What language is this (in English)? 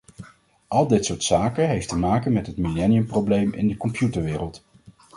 Dutch